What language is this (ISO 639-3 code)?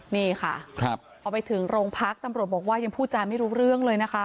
tha